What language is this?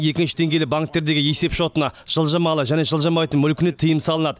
Kazakh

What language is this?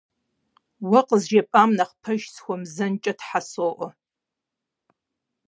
Kabardian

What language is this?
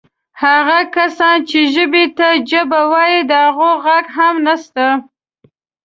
Pashto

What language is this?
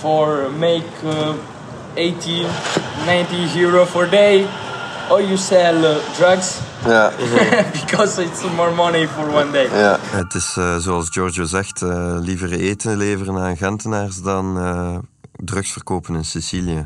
Dutch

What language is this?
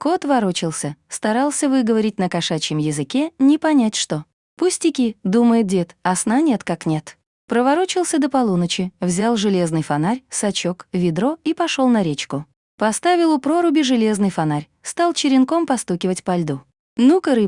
Russian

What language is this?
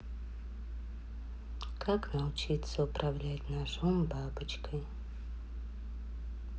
Russian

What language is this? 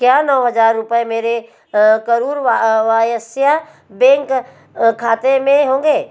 Hindi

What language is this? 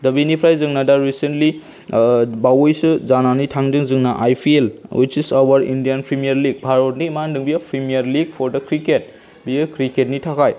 Bodo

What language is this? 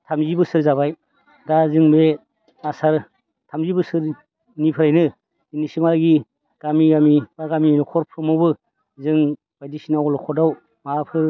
Bodo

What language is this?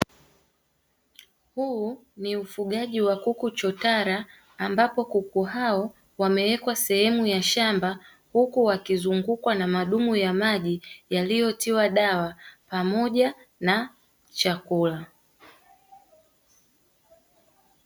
Swahili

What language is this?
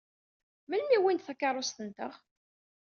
Kabyle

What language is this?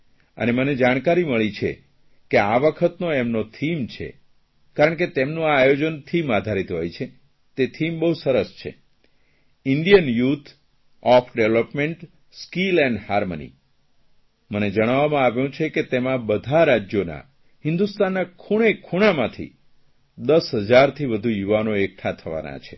Gujarati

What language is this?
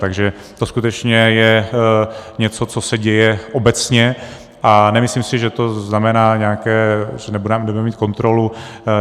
Czech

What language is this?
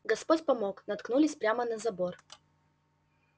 Russian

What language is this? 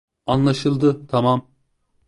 Turkish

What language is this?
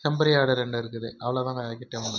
Tamil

